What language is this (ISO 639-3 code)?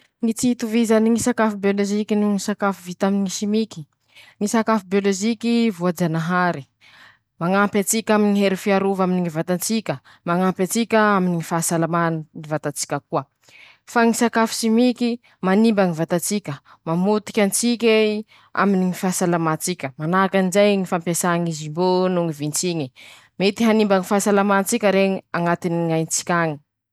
msh